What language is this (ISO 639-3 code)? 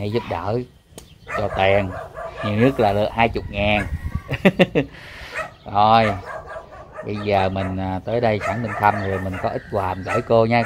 vie